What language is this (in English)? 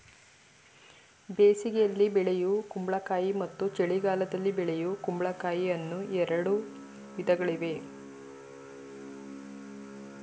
Kannada